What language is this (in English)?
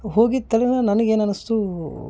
Kannada